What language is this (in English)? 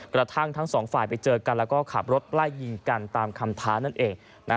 Thai